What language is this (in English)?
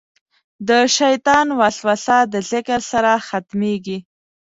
Pashto